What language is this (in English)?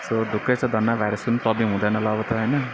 Nepali